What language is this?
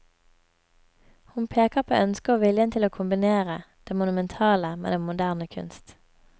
Norwegian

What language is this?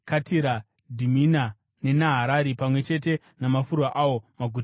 Shona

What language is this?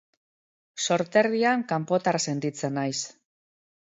Basque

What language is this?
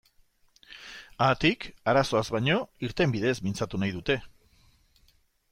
Basque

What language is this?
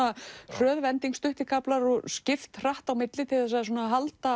Icelandic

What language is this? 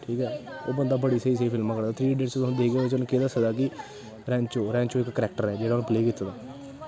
Dogri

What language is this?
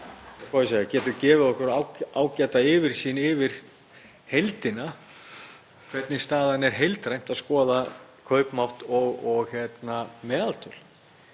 Icelandic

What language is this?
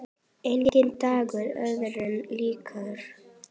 Icelandic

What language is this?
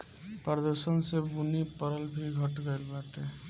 Bhojpuri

